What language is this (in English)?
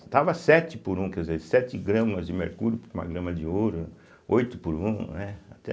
Portuguese